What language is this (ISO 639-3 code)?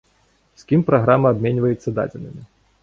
bel